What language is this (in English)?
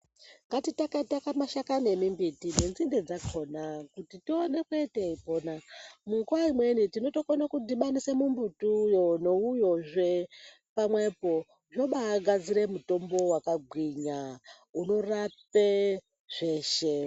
Ndau